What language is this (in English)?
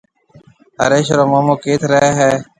Marwari (Pakistan)